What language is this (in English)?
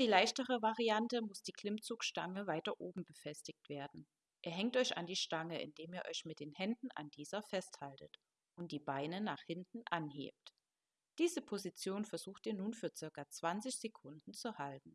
German